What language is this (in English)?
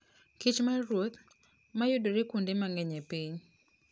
Luo (Kenya and Tanzania)